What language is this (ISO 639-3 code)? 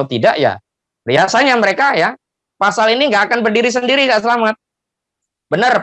ind